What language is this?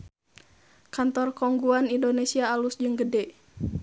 Sundanese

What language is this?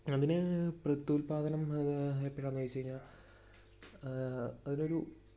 Malayalam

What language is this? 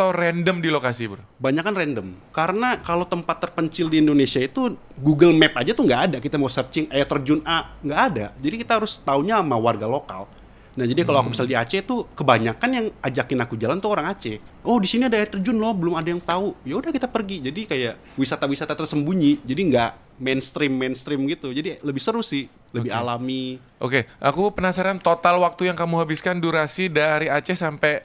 Indonesian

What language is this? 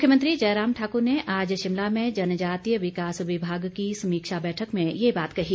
Hindi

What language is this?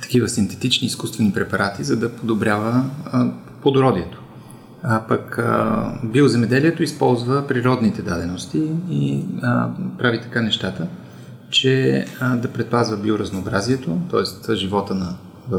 Bulgarian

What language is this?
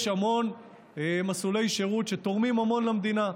Hebrew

